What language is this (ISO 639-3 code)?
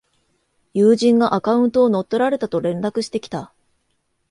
jpn